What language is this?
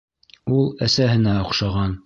Bashkir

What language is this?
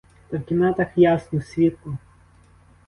Ukrainian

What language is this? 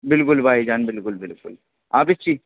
Urdu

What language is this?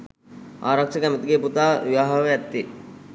Sinhala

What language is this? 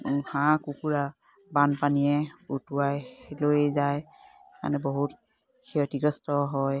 Assamese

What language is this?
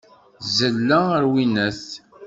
Kabyle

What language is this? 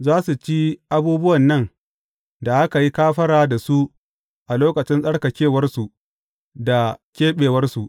Hausa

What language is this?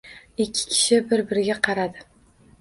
Uzbek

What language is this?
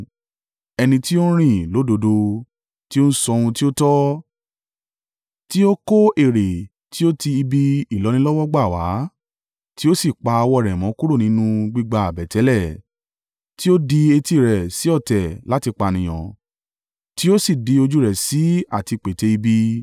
Yoruba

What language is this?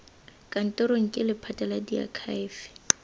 Tswana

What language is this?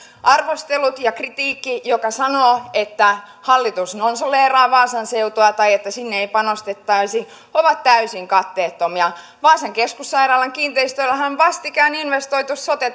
Finnish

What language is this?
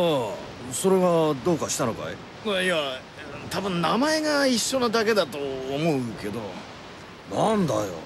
Japanese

